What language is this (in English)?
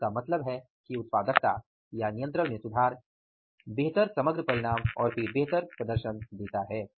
Hindi